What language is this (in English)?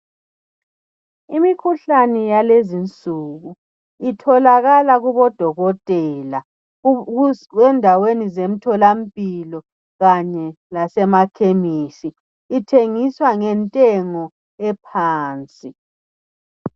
North Ndebele